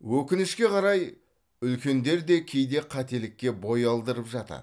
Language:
Kazakh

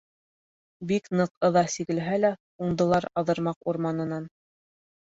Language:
Bashkir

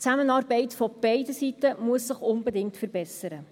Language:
Swiss German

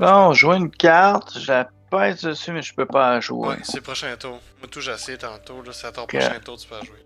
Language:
French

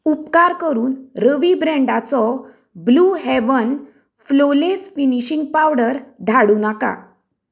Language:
Konkani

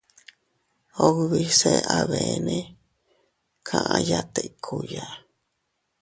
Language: Teutila Cuicatec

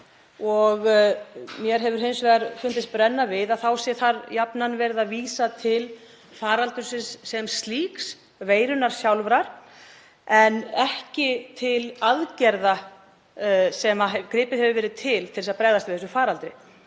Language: Icelandic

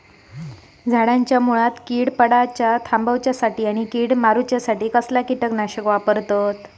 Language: Marathi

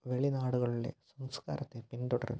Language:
Malayalam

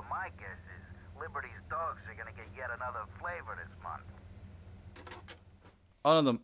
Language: Turkish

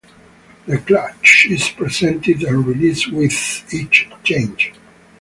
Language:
English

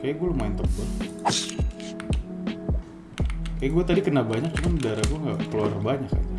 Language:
Indonesian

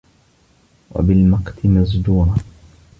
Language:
Arabic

